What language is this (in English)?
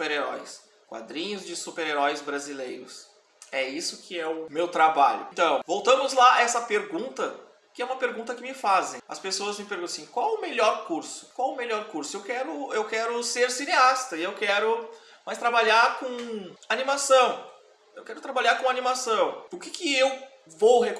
Portuguese